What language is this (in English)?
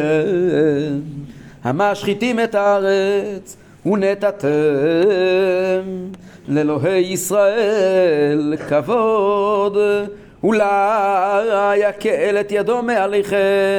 Hebrew